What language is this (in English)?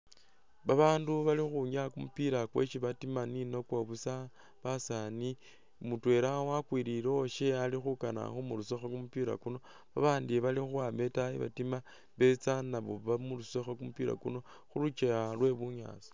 Masaaba